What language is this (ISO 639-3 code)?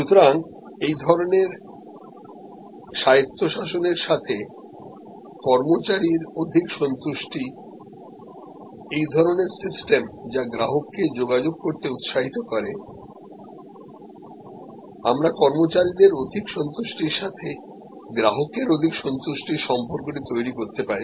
ben